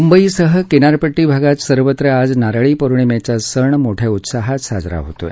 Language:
Marathi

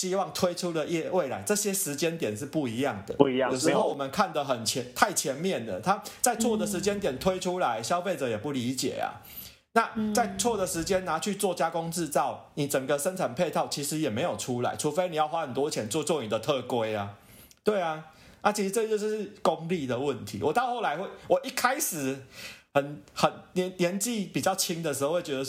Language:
Chinese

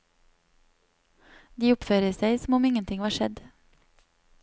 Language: Norwegian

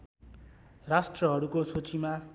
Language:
Nepali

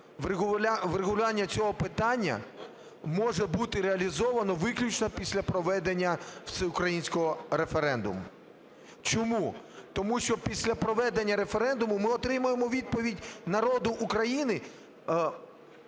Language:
Ukrainian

